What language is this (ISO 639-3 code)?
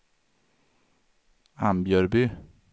swe